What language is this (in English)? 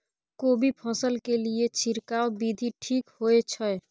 Maithili